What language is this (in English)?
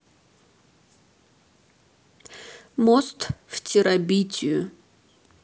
Russian